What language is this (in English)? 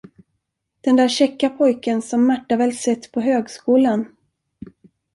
Swedish